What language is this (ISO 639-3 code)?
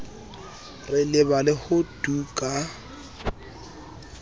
sot